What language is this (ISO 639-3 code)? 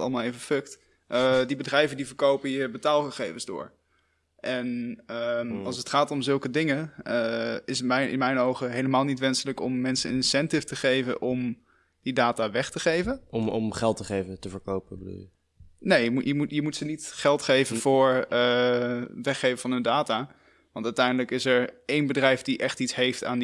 nld